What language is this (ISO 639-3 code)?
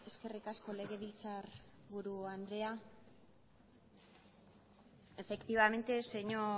eus